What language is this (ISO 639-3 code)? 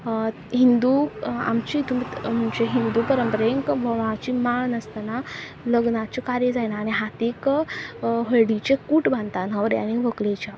kok